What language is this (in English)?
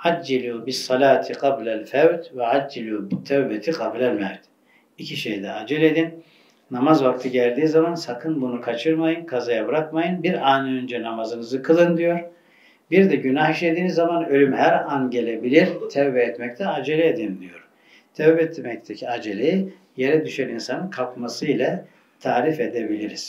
Turkish